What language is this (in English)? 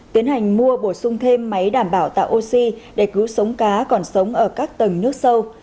Vietnamese